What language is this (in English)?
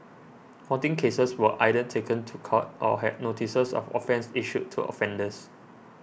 English